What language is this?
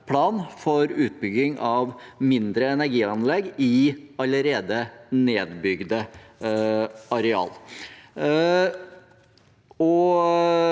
Norwegian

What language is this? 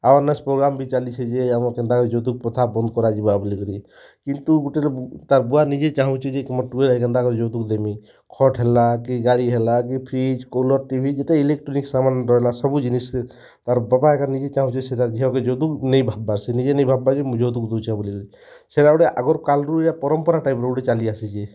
Odia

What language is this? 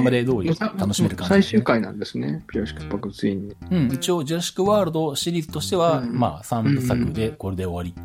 Japanese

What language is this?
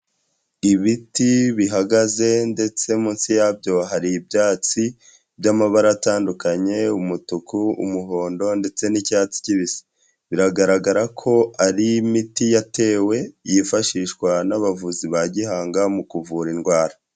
Kinyarwanda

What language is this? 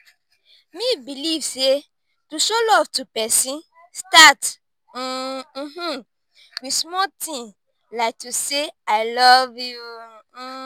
Nigerian Pidgin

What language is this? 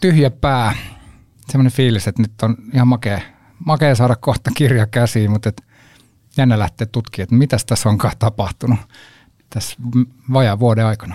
Finnish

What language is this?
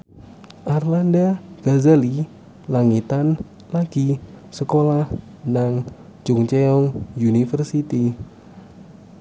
Javanese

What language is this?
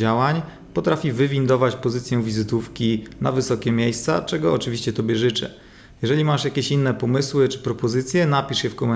Polish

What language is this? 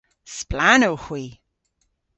Cornish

